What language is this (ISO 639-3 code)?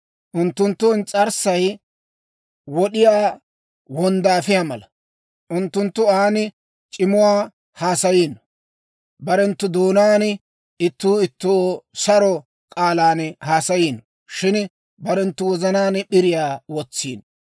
dwr